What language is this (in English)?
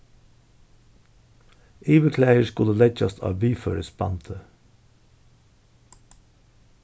Faroese